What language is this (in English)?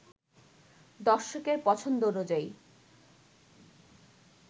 Bangla